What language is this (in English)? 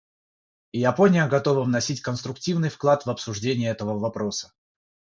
Russian